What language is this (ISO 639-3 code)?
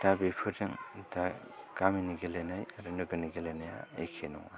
brx